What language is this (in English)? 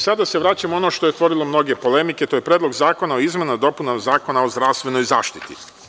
Serbian